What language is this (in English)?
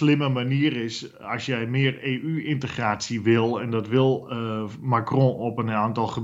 Dutch